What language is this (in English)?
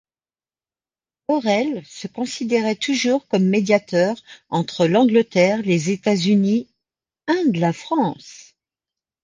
French